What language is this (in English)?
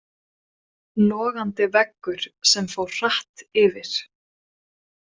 Icelandic